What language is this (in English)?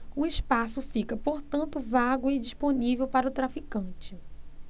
Portuguese